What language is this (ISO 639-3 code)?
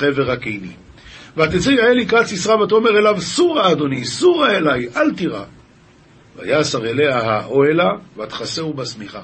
heb